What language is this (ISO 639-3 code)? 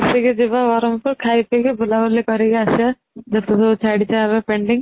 ori